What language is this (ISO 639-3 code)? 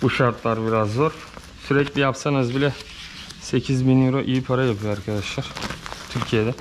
tur